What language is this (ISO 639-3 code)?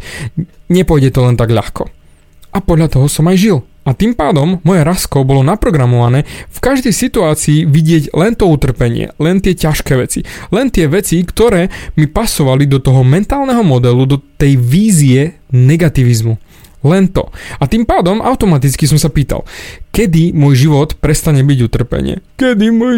slk